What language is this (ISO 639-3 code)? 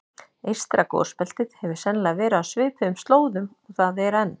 isl